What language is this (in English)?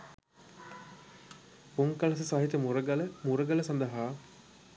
Sinhala